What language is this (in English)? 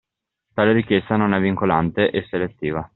Italian